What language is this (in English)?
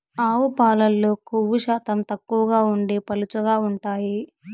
Telugu